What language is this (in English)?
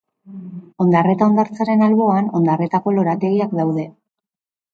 Basque